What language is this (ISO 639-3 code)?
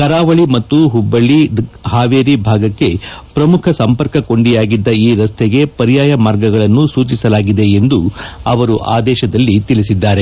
kan